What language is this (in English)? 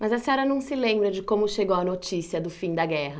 Portuguese